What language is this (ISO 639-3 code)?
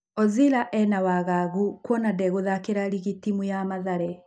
kik